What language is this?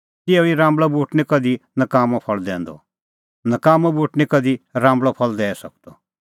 Kullu Pahari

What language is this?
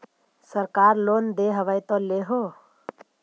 Magahi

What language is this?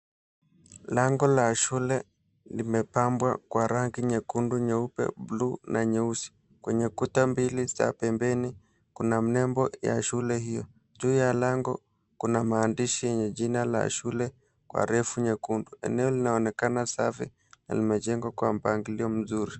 Swahili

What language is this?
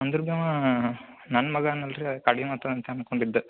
Kannada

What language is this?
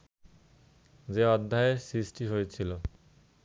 Bangla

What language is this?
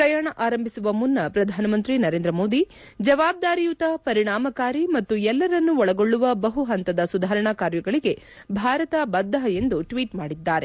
Kannada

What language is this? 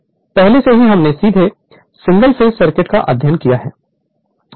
Hindi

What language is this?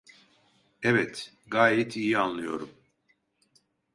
Turkish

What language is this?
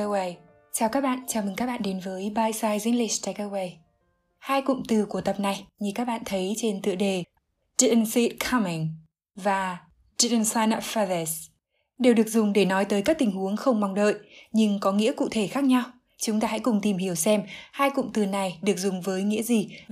Vietnamese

